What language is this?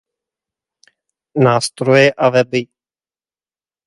Czech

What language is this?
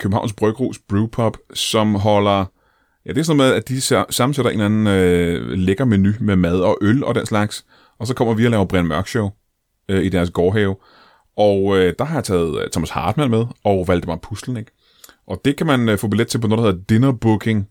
Danish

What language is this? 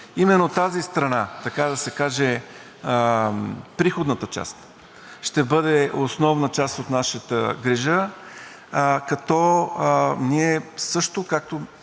Bulgarian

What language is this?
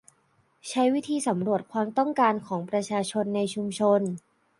Thai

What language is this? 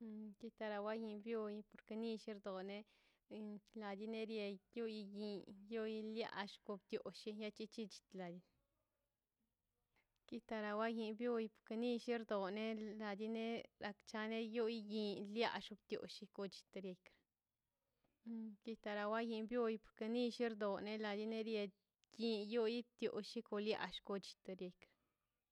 Mazaltepec Zapotec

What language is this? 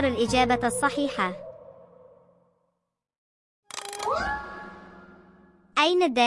Arabic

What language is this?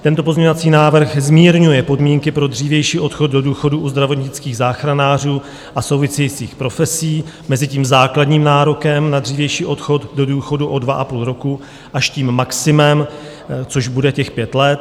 Czech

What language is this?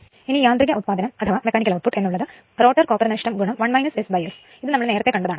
Malayalam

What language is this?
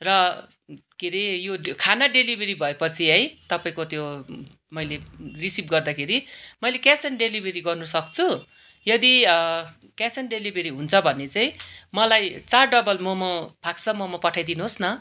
Nepali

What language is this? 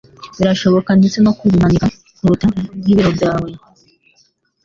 Kinyarwanda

